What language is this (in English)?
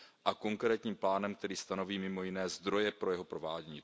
Czech